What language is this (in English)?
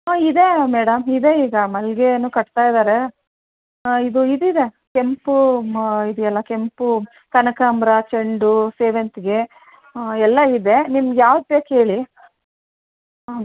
Kannada